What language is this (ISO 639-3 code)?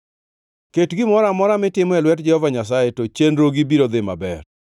luo